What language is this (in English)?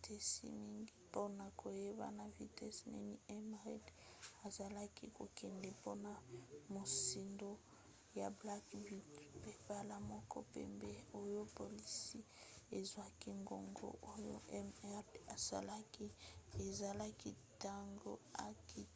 Lingala